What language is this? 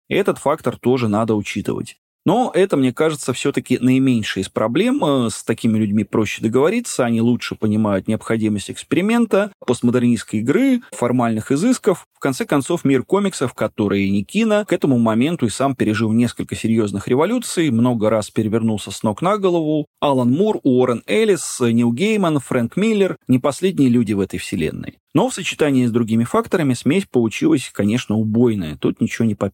Russian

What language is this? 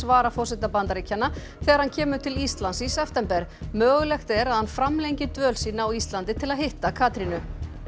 Icelandic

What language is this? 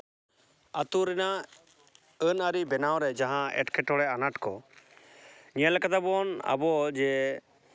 Santali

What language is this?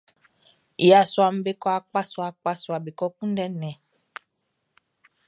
Baoulé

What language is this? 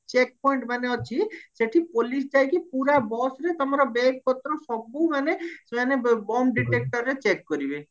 Odia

